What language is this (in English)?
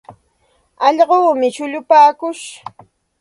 Santa Ana de Tusi Pasco Quechua